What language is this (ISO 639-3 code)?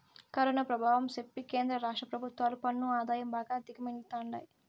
tel